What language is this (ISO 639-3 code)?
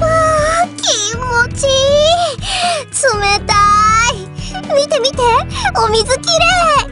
jpn